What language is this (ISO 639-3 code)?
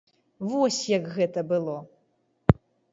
bel